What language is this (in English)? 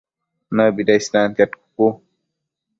Matsés